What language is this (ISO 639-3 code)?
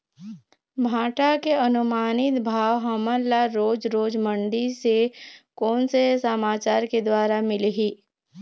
hne